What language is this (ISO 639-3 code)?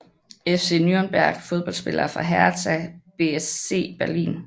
dan